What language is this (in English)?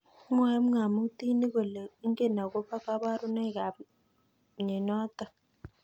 Kalenjin